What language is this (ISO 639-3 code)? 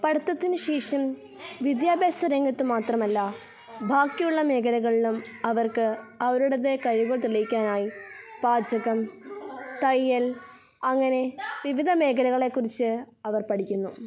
mal